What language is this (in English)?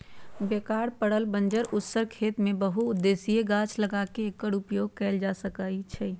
Magahi